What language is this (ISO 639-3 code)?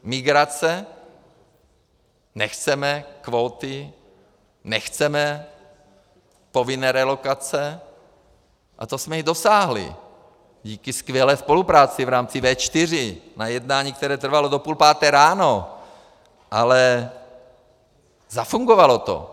ces